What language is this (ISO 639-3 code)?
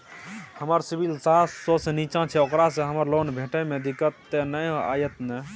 mai